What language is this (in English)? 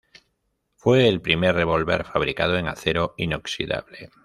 Spanish